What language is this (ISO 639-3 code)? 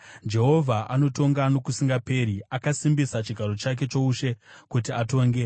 sna